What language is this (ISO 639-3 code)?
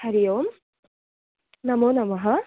san